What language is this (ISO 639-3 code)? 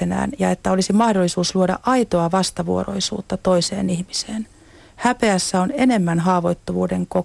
fin